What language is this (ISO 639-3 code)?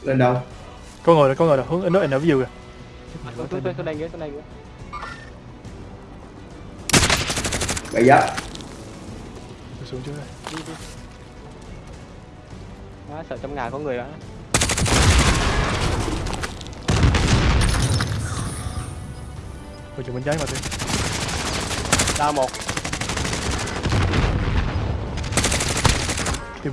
vie